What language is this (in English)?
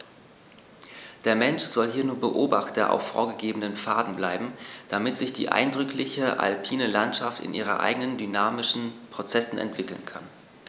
German